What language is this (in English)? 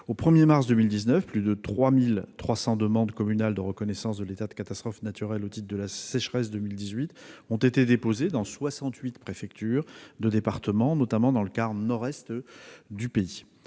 French